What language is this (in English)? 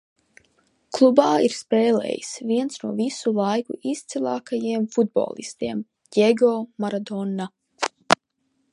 Latvian